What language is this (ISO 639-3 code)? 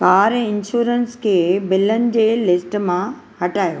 snd